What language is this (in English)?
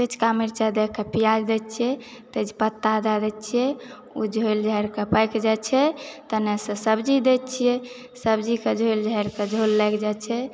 Maithili